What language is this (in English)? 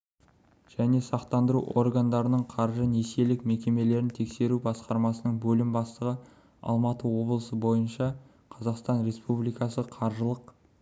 Kazakh